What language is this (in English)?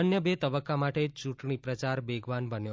Gujarati